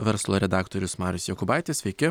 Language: Lithuanian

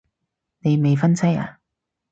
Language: Cantonese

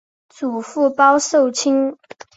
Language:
Chinese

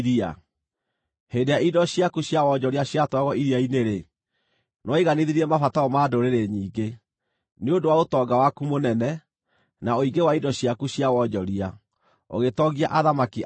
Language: Kikuyu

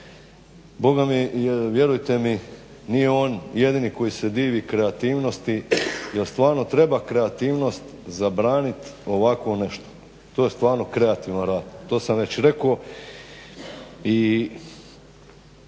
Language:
Croatian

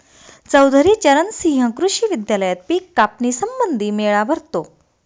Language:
Marathi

